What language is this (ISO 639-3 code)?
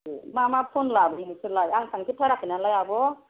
brx